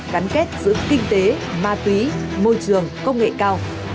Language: Vietnamese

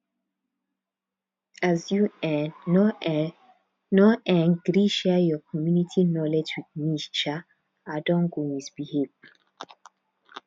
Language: Nigerian Pidgin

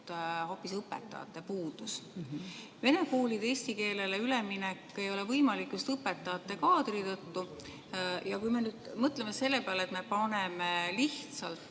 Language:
Estonian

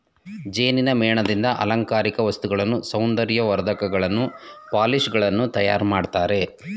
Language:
Kannada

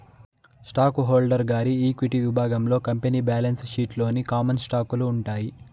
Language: Telugu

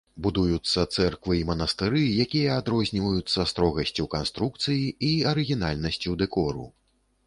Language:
Belarusian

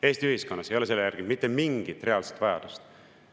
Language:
Estonian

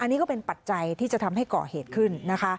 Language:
Thai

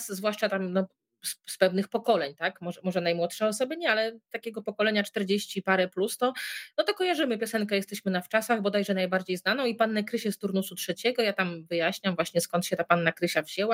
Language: Polish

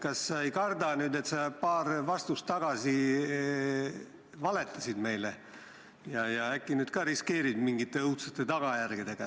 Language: Estonian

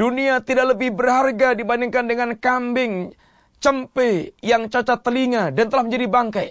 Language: Malay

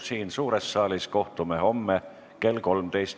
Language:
Estonian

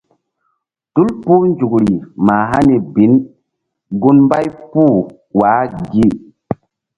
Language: Mbum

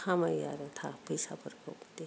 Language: Bodo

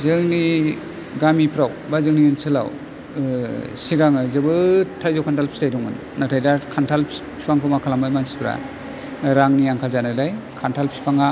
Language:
Bodo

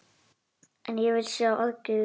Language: Icelandic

